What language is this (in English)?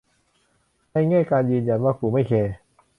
Thai